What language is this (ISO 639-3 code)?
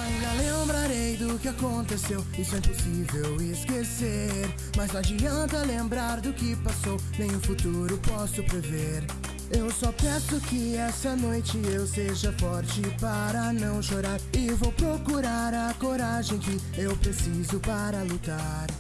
ita